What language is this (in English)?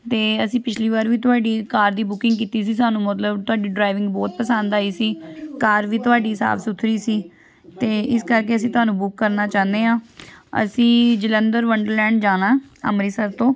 Punjabi